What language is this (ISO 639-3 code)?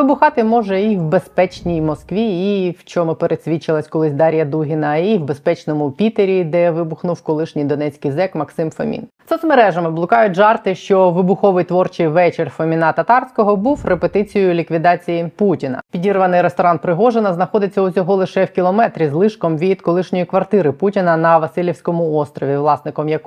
ukr